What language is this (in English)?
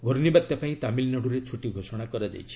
Odia